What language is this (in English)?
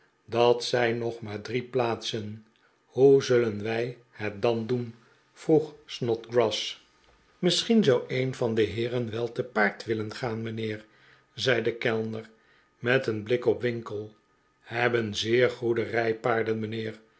Dutch